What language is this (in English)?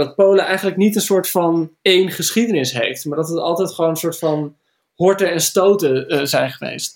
Dutch